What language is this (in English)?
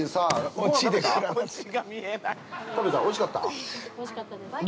Japanese